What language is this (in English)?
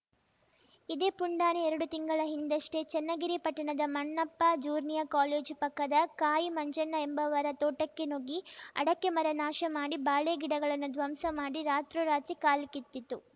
Kannada